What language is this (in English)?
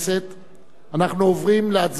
Hebrew